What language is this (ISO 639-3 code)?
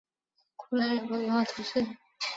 zho